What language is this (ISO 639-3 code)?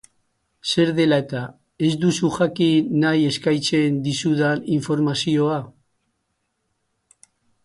eus